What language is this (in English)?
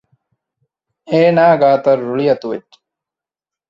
Divehi